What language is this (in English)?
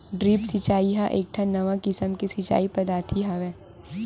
Chhattisgarhi